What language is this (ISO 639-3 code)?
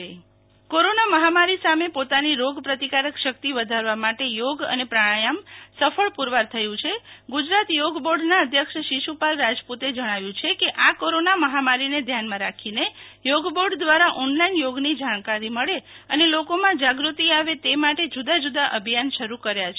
guj